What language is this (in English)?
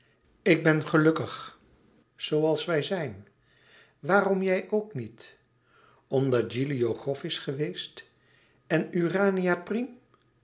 Dutch